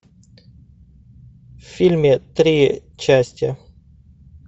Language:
Russian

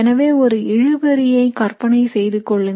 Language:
Tamil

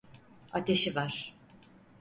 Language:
Turkish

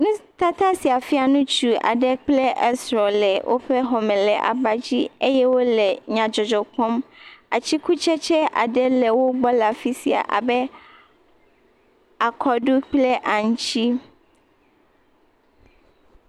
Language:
Ewe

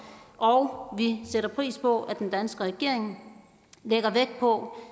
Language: Danish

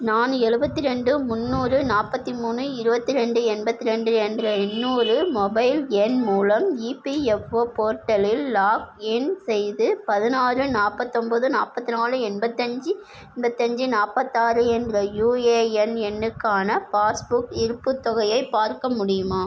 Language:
Tamil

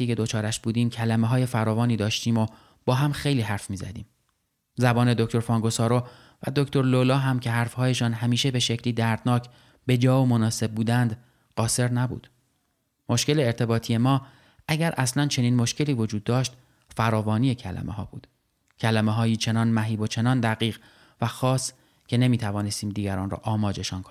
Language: Persian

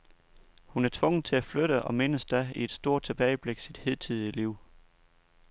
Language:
Danish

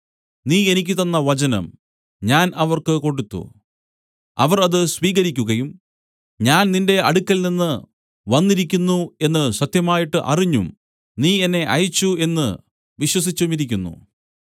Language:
Malayalam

